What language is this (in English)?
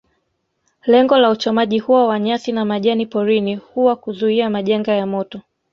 Swahili